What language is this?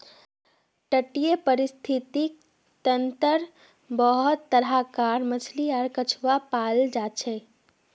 Magahi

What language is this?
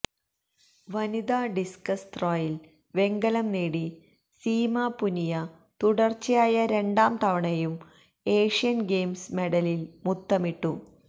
Malayalam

